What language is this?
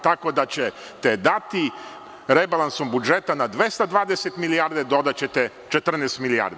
Serbian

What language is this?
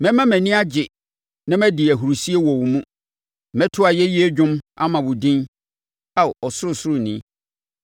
Akan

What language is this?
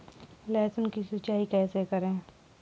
Hindi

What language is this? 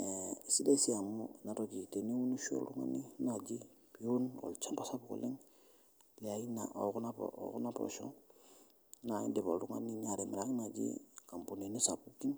Masai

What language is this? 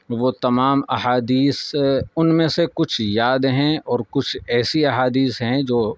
Urdu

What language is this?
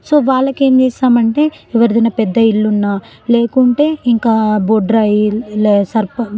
Telugu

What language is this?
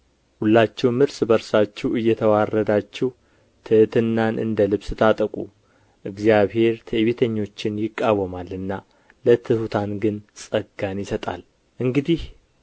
Amharic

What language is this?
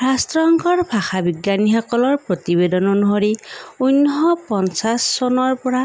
Assamese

